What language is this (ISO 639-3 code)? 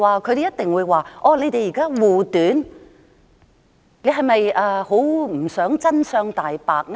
yue